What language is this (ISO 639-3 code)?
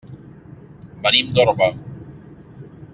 cat